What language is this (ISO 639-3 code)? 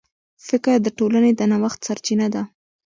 pus